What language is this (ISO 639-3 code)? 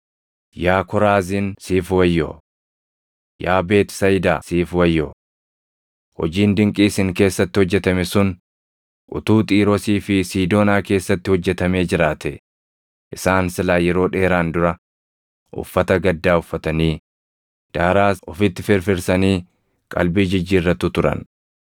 orm